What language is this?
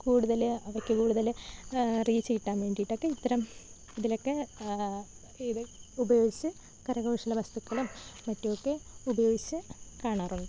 Malayalam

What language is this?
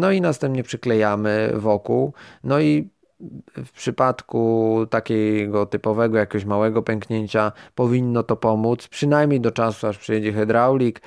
Polish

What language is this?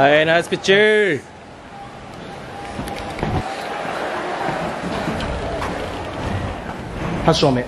Japanese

